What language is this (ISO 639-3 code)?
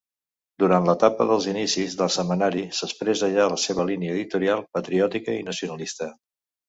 cat